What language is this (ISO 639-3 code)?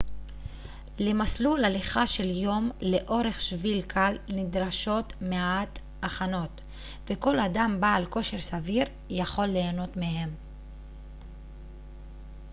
heb